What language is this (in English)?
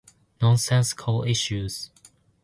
Japanese